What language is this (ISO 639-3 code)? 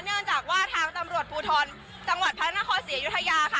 tha